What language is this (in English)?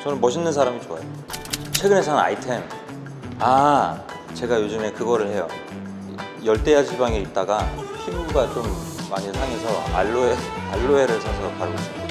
Korean